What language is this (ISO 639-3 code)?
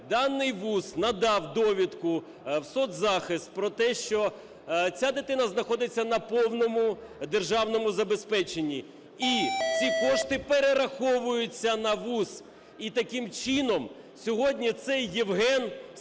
ukr